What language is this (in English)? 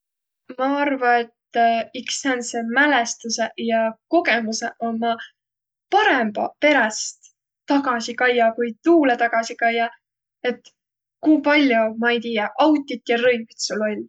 Võro